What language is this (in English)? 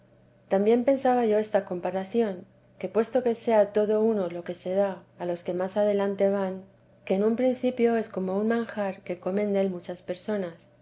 Spanish